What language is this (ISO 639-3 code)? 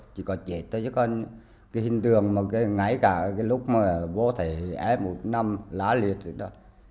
vie